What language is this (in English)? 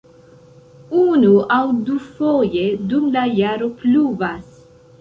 Esperanto